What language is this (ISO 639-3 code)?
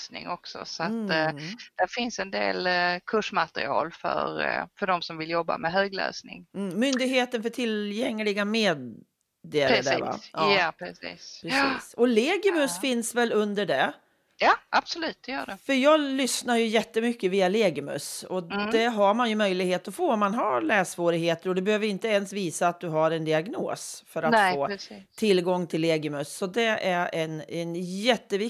swe